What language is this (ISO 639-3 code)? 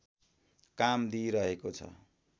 nep